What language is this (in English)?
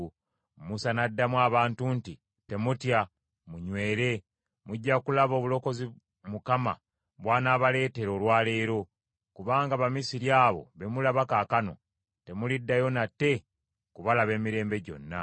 Ganda